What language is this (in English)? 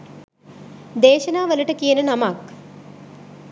Sinhala